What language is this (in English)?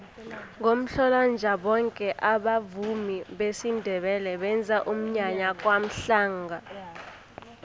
South Ndebele